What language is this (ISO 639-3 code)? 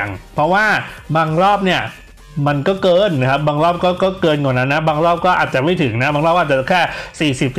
tha